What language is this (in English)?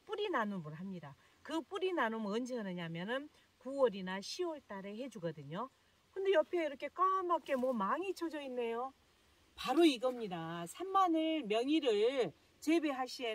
Korean